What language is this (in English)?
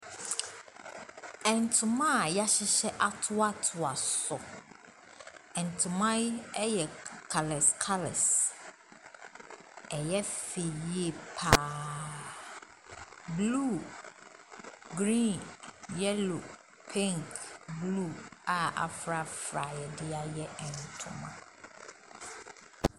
Akan